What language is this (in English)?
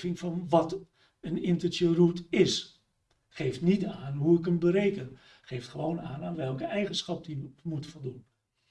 Dutch